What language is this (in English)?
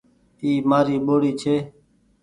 Goaria